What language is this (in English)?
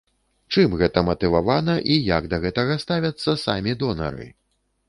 Belarusian